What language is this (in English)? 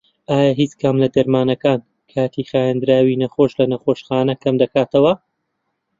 Central Kurdish